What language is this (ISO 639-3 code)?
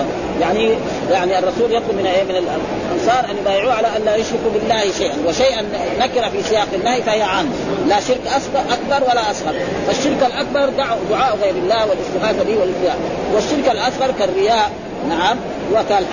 ara